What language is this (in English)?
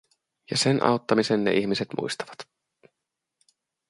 Finnish